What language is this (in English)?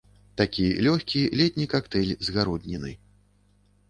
Belarusian